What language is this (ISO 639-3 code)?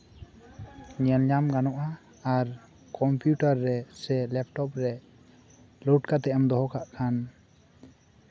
sat